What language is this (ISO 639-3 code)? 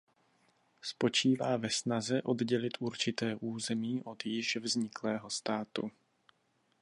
ces